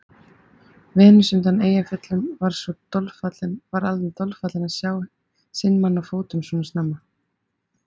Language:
Icelandic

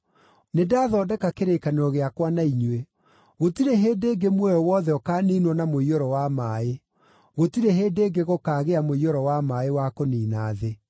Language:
Kikuyu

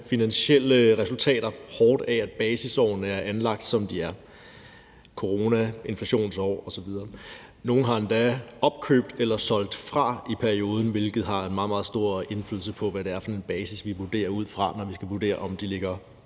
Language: Danish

